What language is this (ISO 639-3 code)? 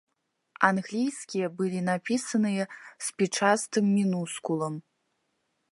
bel